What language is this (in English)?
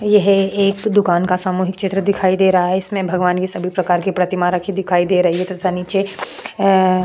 Hindi